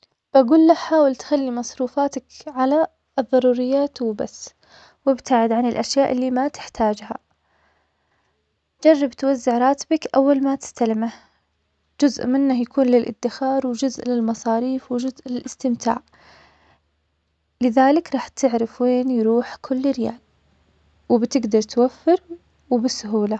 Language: Omani Arabic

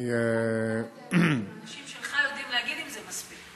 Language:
Hebrew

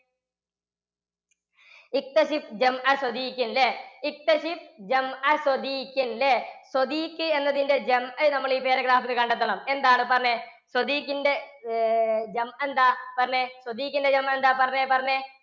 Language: Malayalam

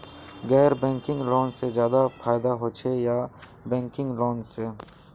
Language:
Magahi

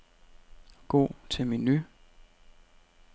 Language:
Danish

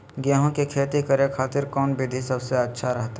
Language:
Magahi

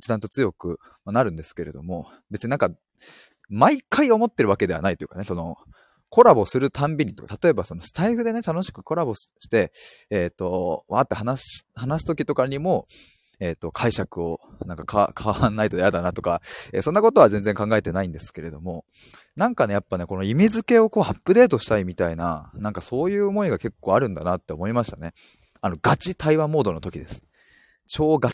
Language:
Japanese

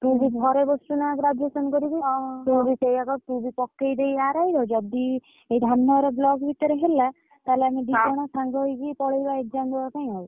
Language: Odia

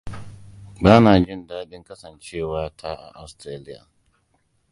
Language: Hausa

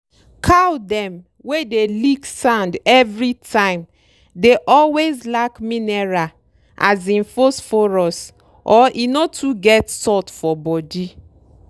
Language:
Nigerian Pidgin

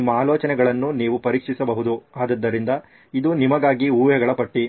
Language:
Kannada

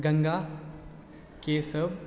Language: Maithili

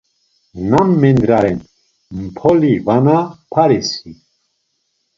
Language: Laz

